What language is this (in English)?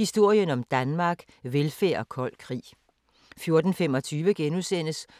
Danish